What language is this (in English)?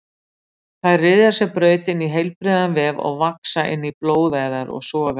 Icelandic